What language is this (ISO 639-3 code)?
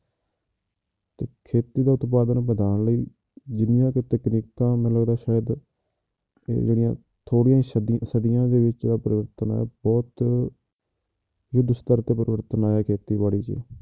pan